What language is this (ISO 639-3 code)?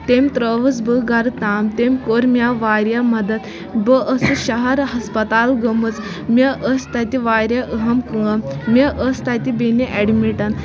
kas